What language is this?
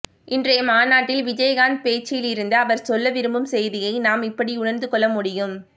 Tamil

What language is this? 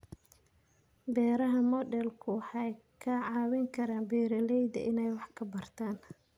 Somali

